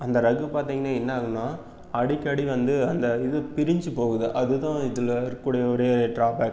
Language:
Tamil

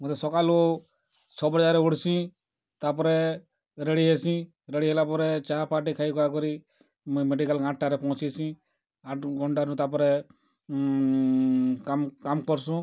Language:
Odia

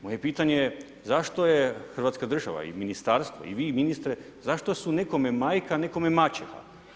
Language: Croatian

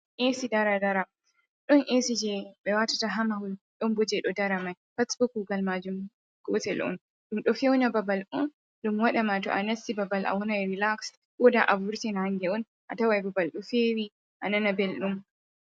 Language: Fula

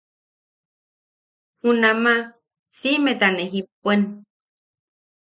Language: Yaqui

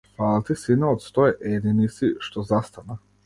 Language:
Macedonian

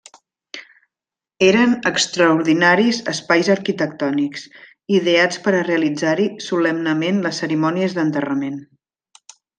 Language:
Catalan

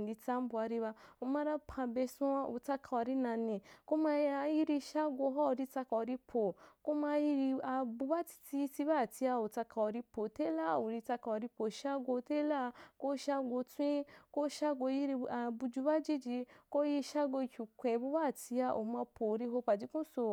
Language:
Wapan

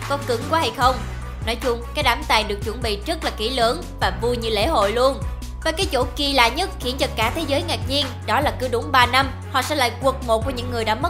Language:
Vietnamese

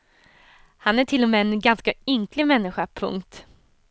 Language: Swedish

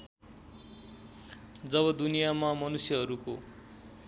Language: Nepali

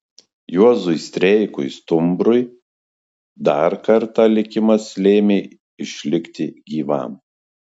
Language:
Lithuanian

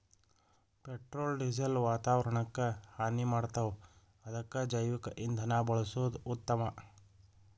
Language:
Kannada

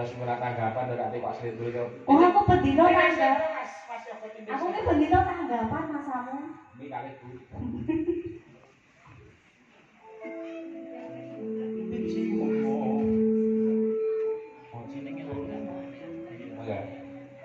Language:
Indonesian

